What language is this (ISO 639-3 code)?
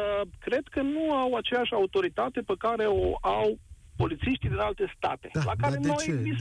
ron